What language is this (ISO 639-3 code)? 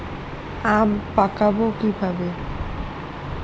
ben